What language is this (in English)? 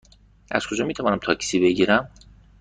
Persian